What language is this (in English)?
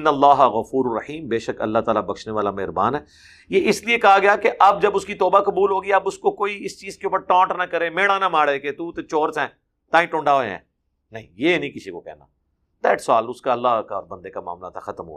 Urdu